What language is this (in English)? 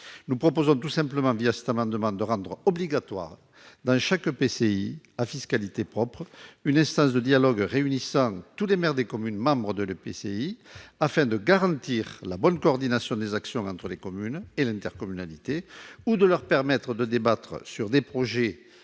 French